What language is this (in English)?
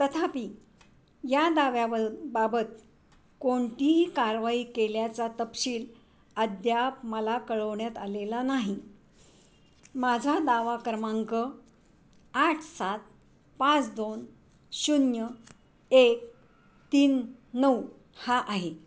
Marathi